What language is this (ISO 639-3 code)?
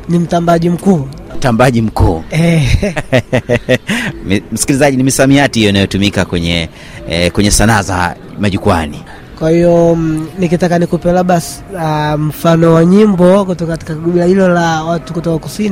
swa